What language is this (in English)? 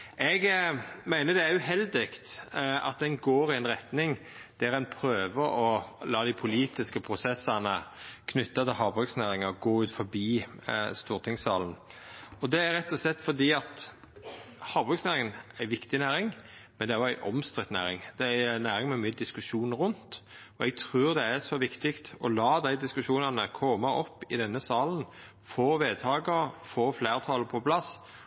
Norwegian Nynorsk